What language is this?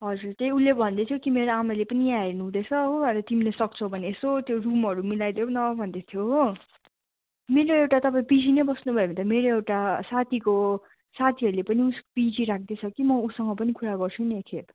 Nepali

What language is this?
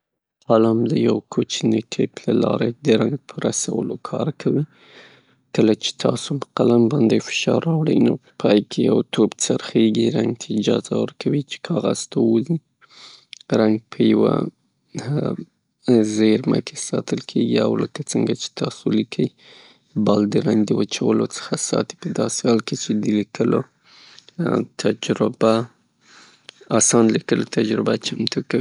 Pashto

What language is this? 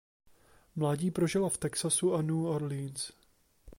Czech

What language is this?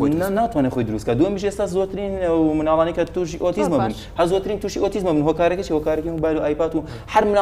Arabic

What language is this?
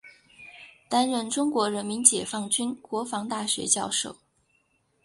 Chinese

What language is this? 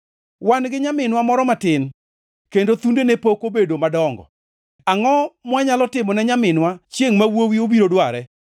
Luo (Kenya and Tanzania)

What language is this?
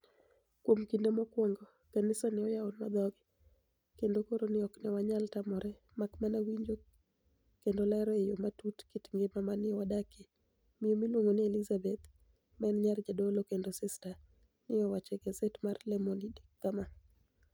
Luo (Kenya and Tanzania)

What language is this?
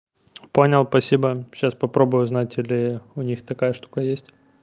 Russian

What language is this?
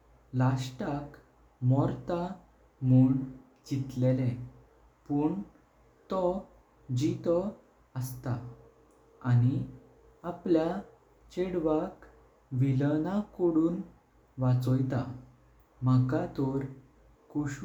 Konkani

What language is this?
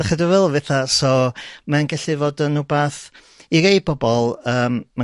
Welsh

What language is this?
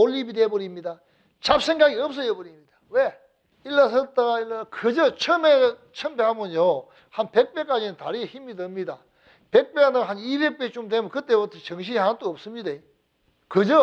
Korean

